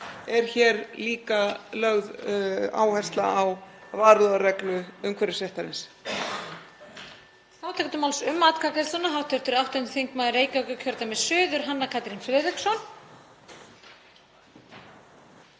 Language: Icelandic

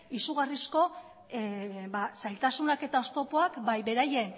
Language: Basque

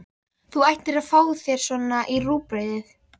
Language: Icelandic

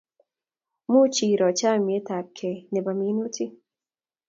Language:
Kalenjin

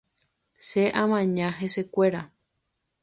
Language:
Guarani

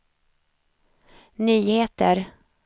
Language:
Swedish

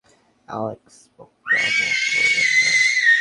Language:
Bangla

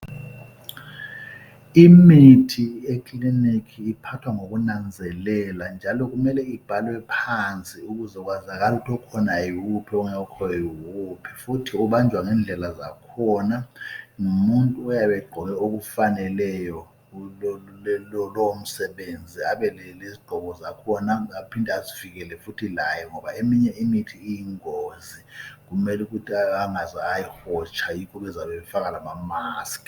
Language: North Ndebele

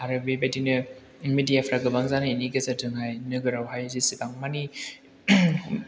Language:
Bodo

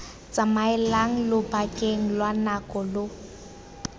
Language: Tswana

